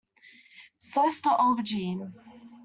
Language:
English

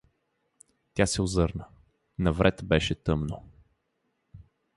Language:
Bulgarian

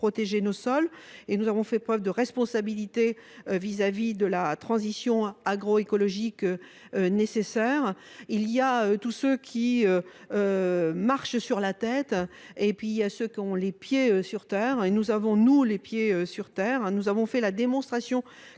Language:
French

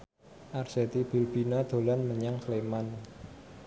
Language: Javanese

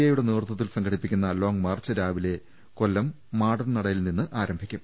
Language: Malayalam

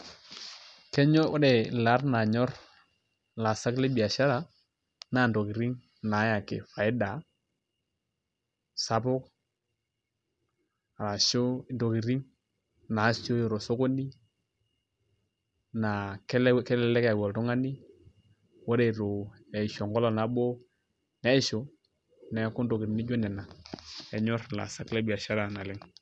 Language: Masai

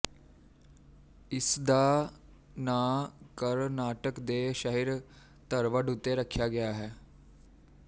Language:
Punjabi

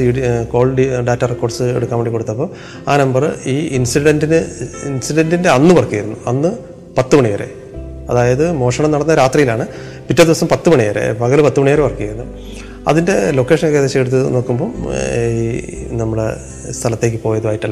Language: Malayalam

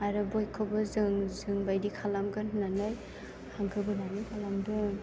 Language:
Bodo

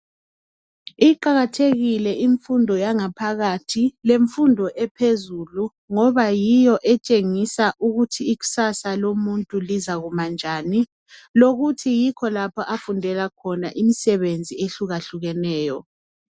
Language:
North Ndebele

